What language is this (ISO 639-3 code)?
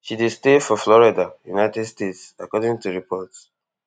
pcm